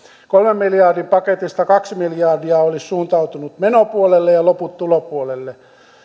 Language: Finnish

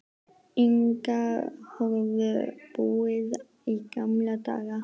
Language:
Icelandic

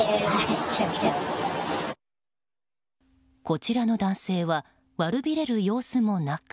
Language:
Japanese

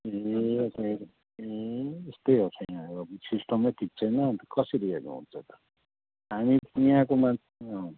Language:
Nepali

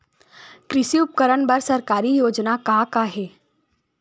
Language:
Chhattisgarhi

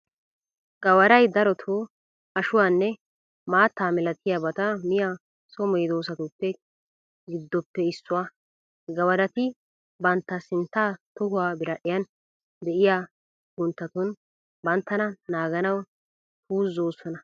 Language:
Wolaytta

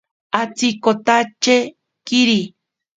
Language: Ashéninka Perené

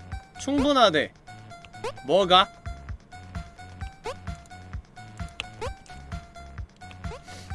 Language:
Korean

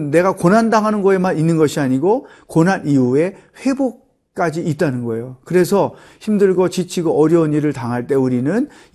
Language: Korean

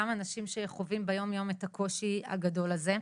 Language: Hebrew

